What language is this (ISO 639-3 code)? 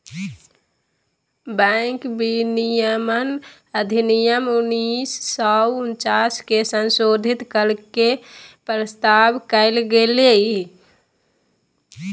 mag